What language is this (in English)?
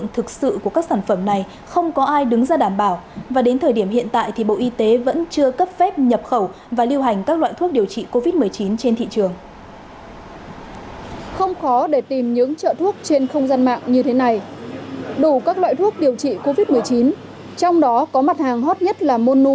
Vietnamese